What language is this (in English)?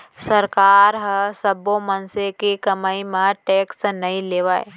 Chhattisgarhi